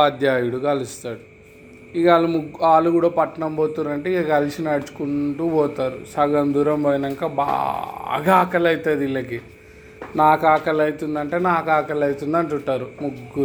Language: Telugu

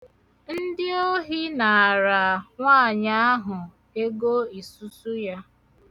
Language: Igbo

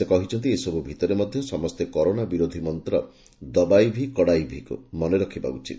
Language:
Odia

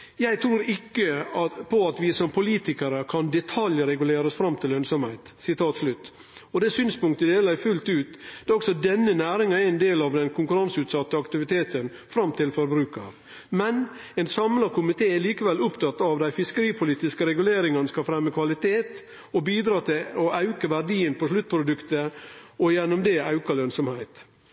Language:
Norwegian Nynorsk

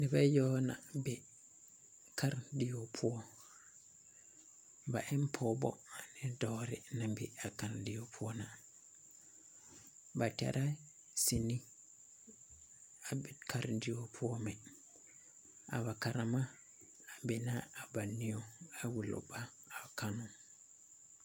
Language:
Southern Dagaare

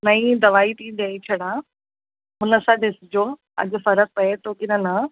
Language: Sindhi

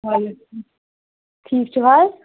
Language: Kashmiri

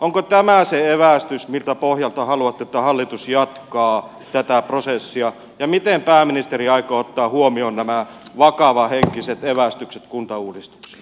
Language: Finnish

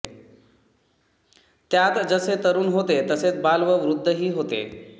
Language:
Marathi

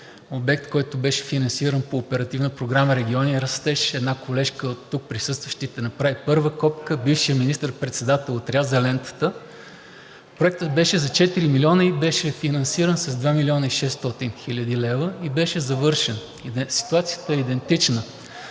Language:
Bulgarian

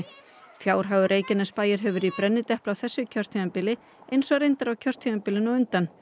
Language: Icelandic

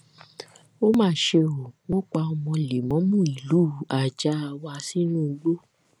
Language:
Yoruba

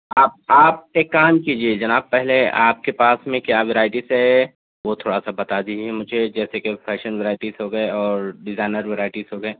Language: Urdu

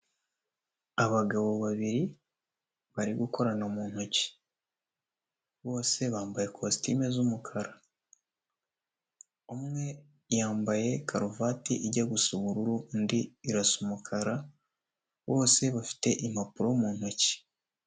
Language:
Kinyarwanda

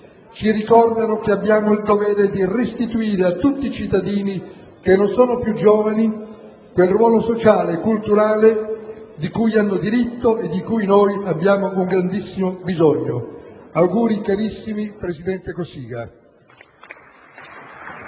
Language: Italian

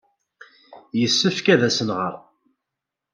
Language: Kabyle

